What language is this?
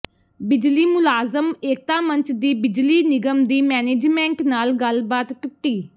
Punjabi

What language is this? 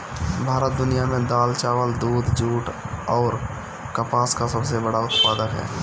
Bhojpuri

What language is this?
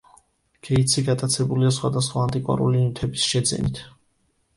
Georgian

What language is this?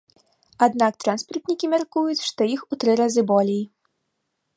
Belarusian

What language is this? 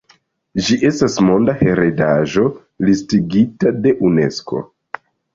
Esperanto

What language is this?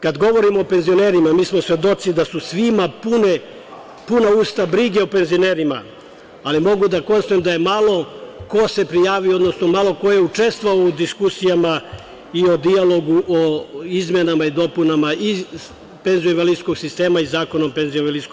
Serbian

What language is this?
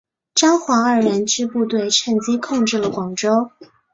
Chinese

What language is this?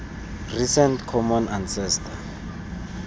Tswana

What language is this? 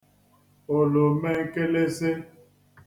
Igbo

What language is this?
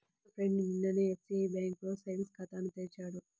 Telugu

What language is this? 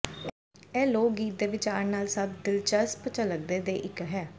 Punjabi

